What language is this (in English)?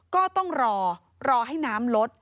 Thai